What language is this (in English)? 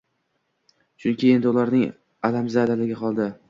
Uzbek